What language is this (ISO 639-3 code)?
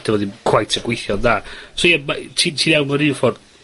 cym